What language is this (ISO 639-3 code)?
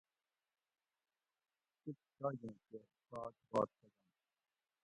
gwc